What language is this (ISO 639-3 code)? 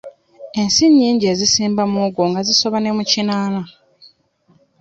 lug